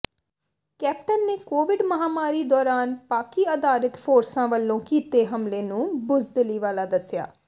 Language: Punjabi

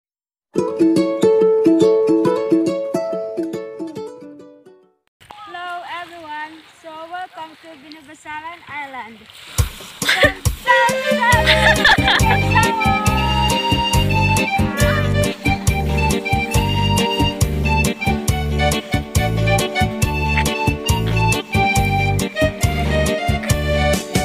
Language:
Thai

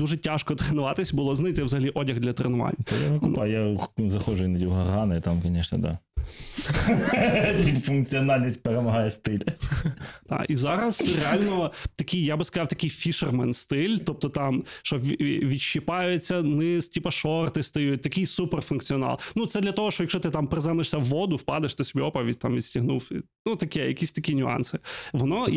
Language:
Ukrainian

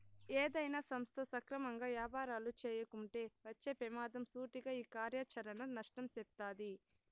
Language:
Telugu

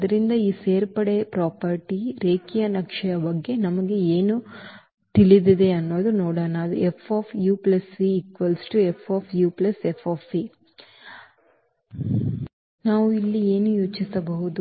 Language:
Kannada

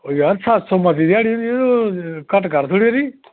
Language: Dogri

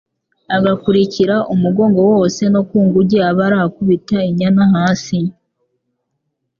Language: Kinyarwanda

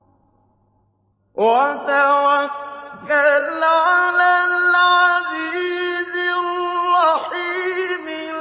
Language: Arabic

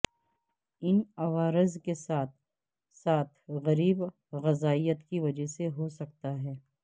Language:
Urdu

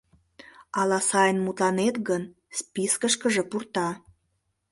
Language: Mari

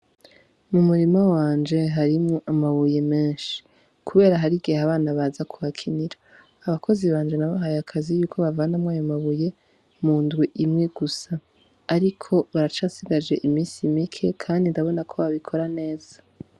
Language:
Rundi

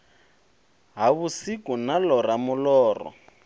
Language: Venda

